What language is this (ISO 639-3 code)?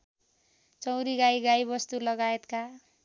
nep